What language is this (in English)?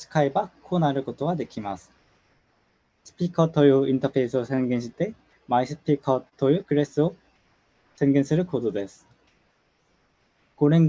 Japanese